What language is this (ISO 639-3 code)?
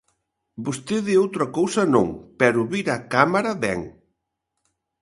glg